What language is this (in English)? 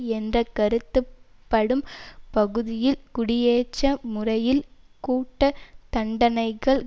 Tamil